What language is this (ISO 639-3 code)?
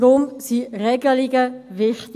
gsw